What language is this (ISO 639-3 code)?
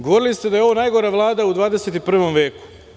srp